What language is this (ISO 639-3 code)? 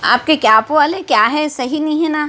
urd